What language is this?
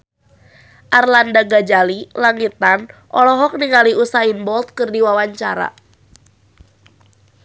Sundanese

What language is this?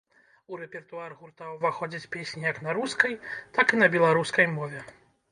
Belarusian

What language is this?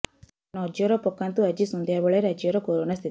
Odia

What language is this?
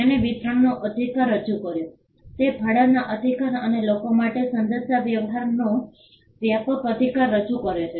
Gujarati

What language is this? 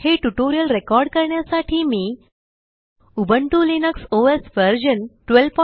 Marathi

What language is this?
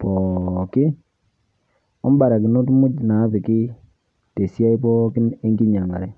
Masai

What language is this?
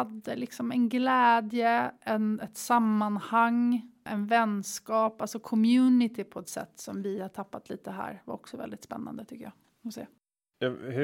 Swedish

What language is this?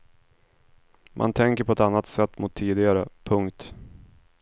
Swedish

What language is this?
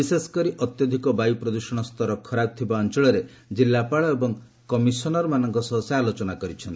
Odia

